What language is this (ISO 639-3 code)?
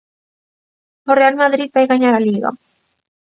glg